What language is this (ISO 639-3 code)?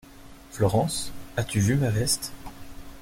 fra